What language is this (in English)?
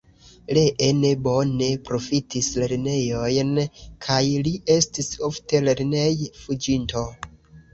Esperanto